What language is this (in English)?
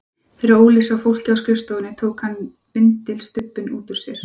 Icelandic